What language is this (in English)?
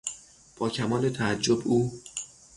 Persian